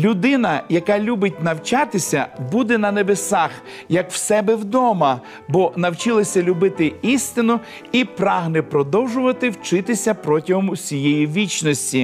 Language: Ukrainian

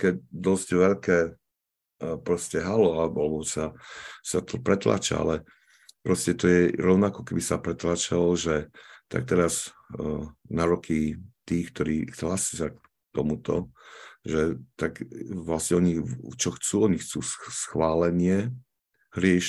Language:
Slovak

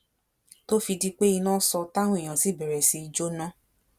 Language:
Yoruba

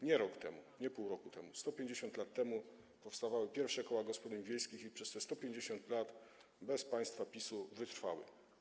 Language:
Polish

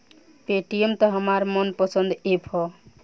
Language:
Bhojpuri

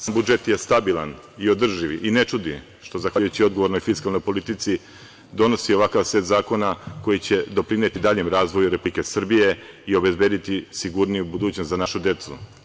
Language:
Serbian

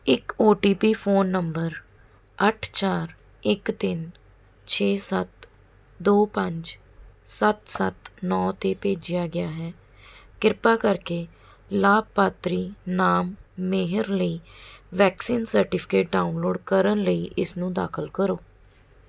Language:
Punjabi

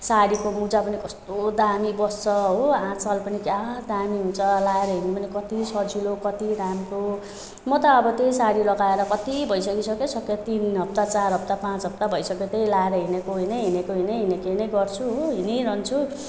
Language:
Nepali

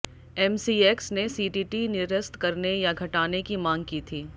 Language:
Hindi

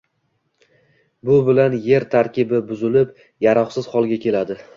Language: Uzbek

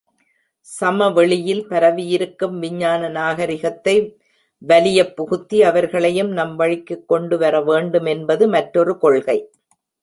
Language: Tamil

